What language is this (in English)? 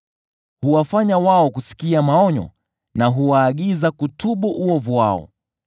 Swahili